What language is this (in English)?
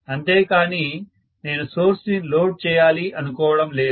Telugu